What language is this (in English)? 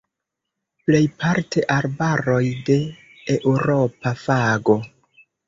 Esperanto